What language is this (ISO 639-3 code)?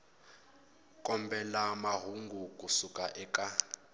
tso